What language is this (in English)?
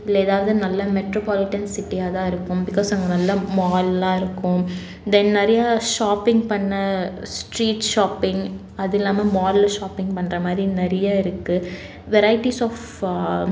Tamil